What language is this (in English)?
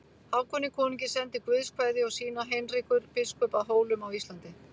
Icelandic